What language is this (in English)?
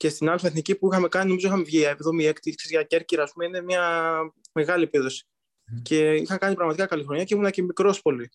Greek